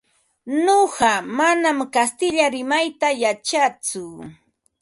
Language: Ambo-Pasco Quechua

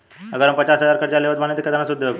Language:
Bhojpuri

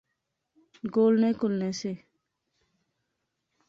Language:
Pahari-Potwari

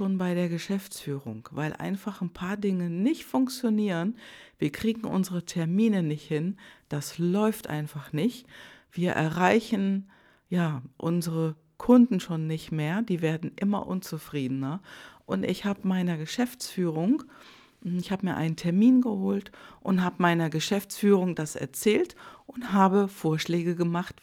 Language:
German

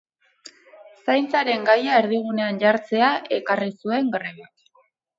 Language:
Basque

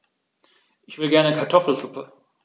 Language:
German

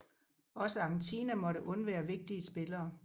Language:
Danish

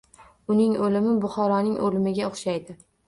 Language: Uzbek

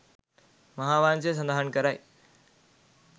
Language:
Sinhala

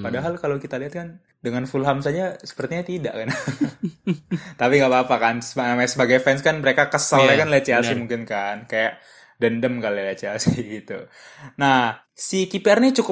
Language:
Indonesian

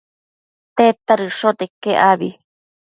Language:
Matsés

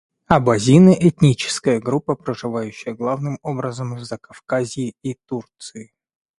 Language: Russian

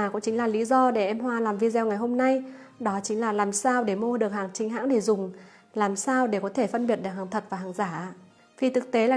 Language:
Vietnamese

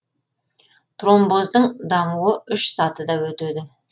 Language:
Kazakh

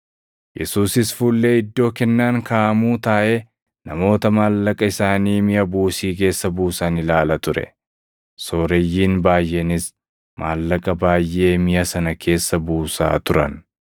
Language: Oromo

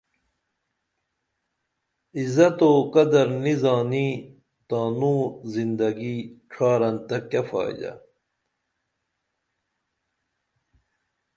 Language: Dameli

